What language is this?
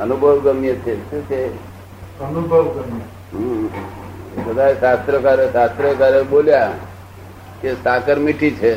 Gujarati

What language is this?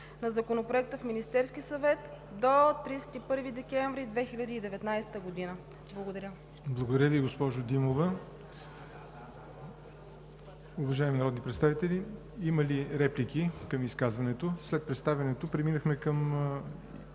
Bulgarian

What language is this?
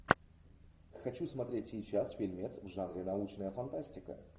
Russian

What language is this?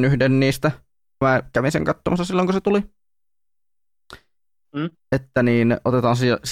Finnish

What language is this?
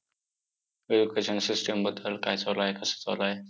Marathi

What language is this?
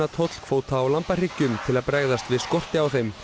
Icelandic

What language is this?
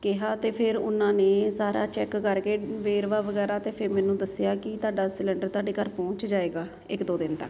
Punjabi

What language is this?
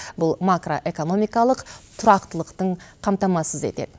Kazakh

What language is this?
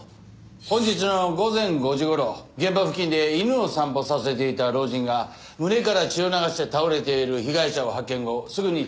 Japanese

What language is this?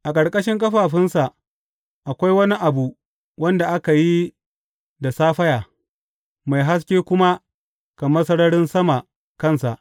Hausa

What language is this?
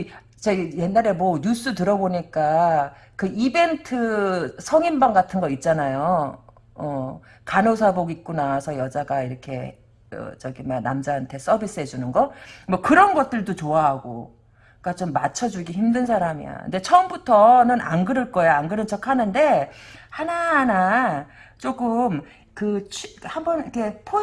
Korean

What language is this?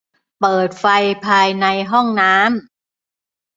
Thai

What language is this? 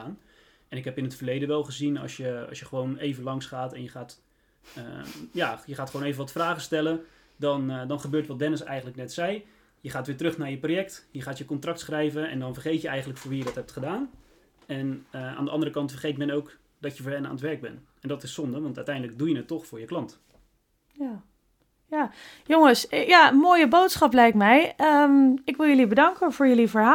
Dutch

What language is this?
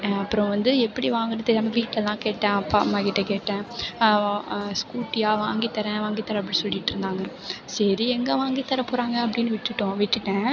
Tamil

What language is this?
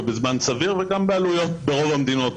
Hebrew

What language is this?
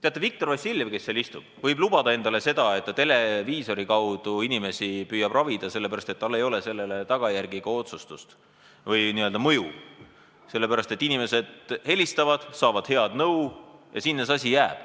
Estonian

